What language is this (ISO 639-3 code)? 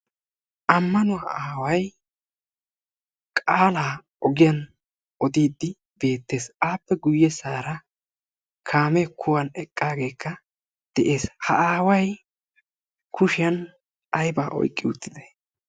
wal